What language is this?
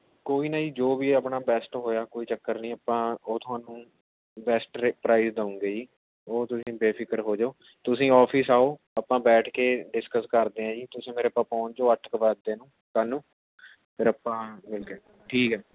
Punjabi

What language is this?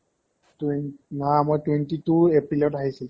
Assamese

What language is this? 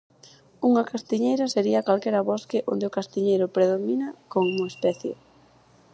Galician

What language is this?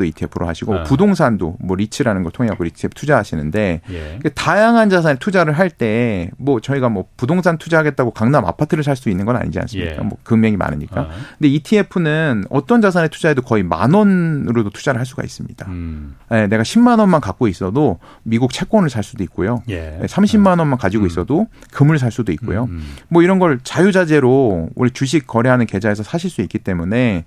Korean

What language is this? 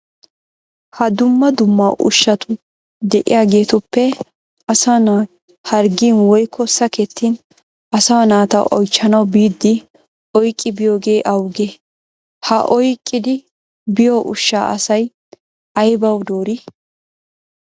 Wolaytta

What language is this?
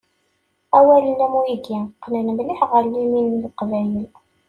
Kabyle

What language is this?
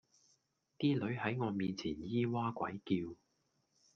Cantonese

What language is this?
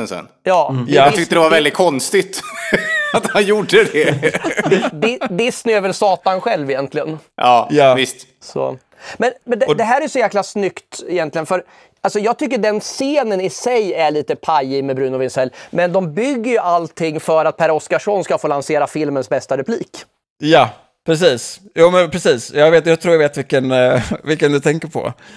Swedish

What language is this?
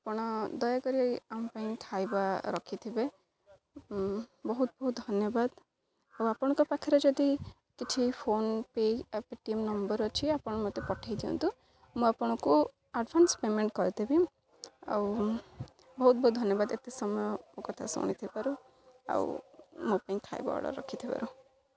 Odia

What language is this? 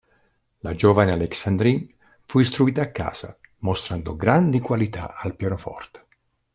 Italian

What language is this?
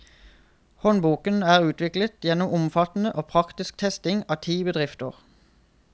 Norwegian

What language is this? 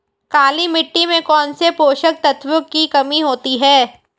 Hindi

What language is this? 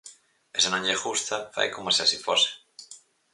Galician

